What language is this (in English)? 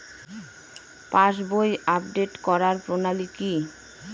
Bangla